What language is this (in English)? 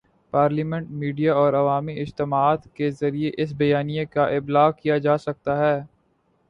Urdu